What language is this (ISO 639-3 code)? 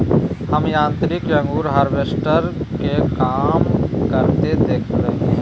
mag